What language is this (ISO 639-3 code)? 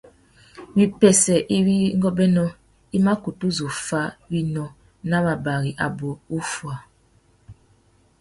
bag